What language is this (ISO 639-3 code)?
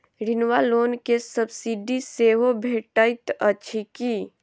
mai